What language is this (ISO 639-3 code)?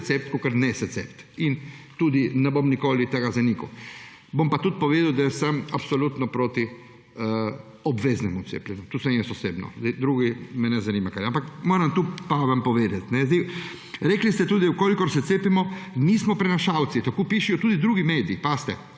slv